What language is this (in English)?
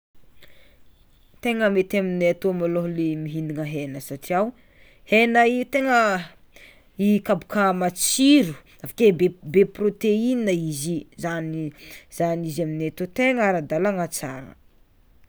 Tsimihety Malagasy